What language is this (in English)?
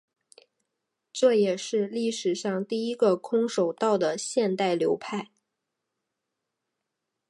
Chinese